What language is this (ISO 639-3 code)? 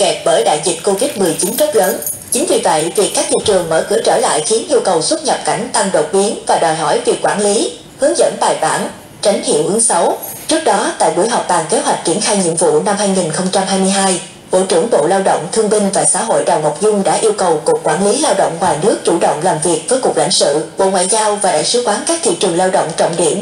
vie